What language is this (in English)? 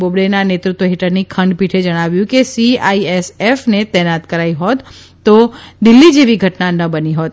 Gujarati